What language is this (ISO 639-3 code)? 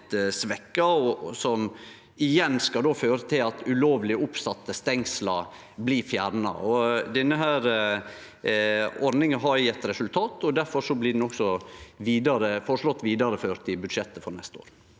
nor